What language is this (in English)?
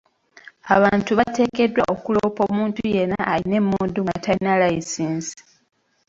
Ganda